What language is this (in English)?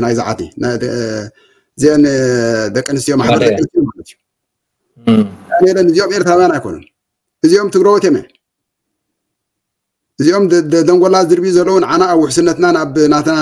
Arabic